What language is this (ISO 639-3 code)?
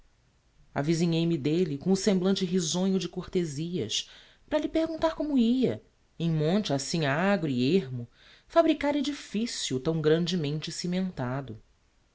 por